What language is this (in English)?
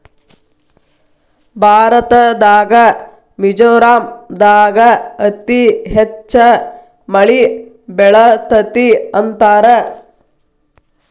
Kannada